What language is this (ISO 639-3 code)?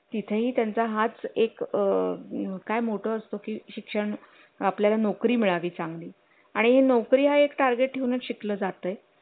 mar